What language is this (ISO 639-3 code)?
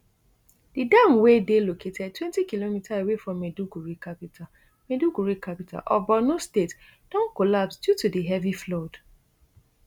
pcm